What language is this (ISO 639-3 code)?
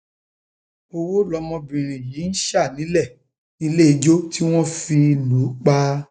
yor